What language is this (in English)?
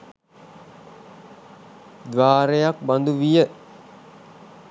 Sinhala